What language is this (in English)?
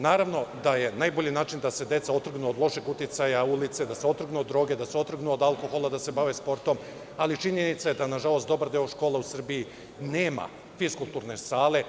Serbian